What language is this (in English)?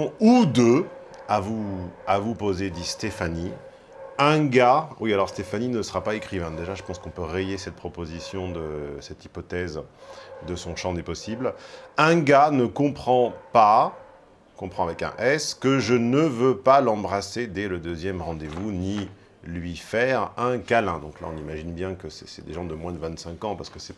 French